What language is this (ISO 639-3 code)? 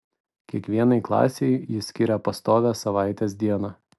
lit